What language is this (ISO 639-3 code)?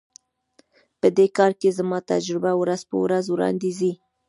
pus